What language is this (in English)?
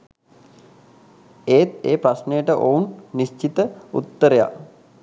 Sinhala